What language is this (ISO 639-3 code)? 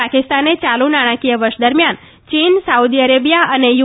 guj